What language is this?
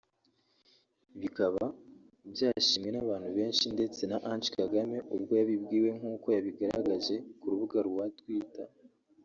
Kinyarwanda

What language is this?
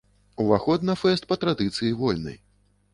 Belarusian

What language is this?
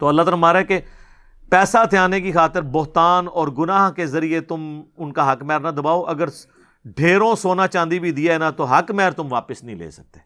Urdu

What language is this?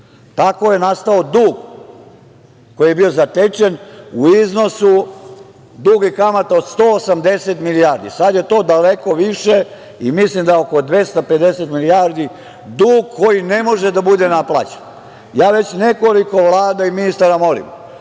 Serbian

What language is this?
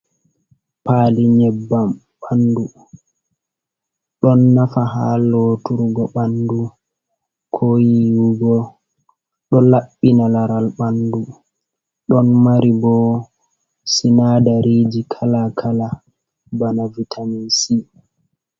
Fula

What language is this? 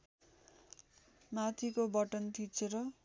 Nepali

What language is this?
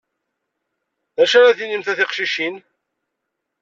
Kabyle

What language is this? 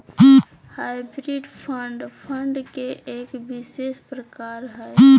Magahi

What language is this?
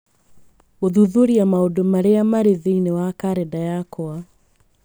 Kikuyu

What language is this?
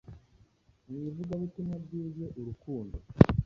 Kinyarwanda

